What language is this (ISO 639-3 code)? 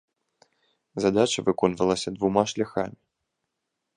bel